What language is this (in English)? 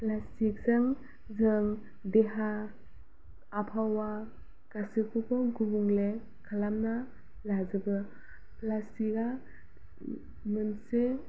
Bodo